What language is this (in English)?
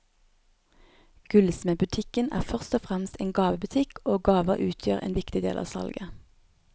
Norwegian